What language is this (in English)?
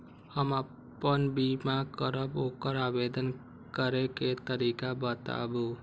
Maithili